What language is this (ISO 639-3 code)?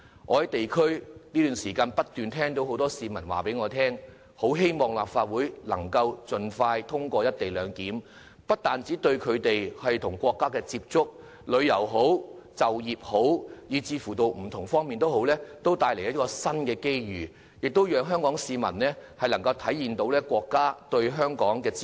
yue